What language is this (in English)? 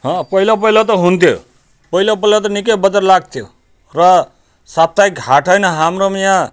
Nepali